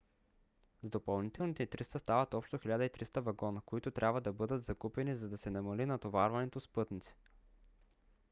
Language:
Bulgarian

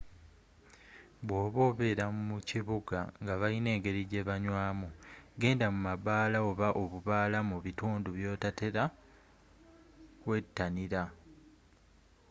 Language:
Ganda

